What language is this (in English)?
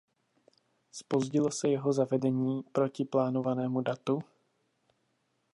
Czech